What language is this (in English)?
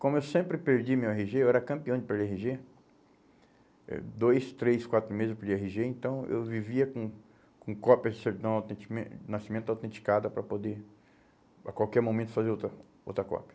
Portuguese